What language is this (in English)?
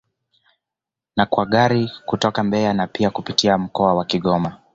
Swahili